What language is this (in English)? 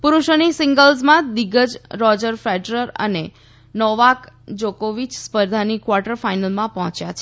Gujarati